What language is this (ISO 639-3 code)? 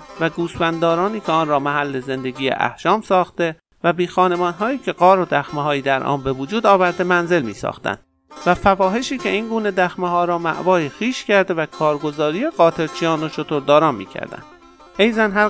fas